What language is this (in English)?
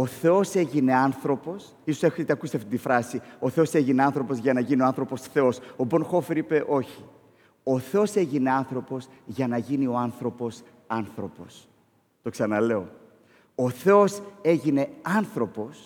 Greek